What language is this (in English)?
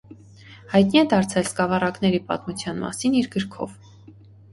Armenian